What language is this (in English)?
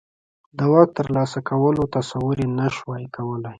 Pashto